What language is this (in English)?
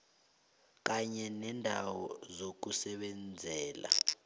South Ndebele